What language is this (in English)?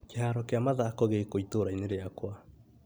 Kikuyu